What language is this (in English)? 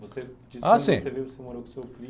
Portuguese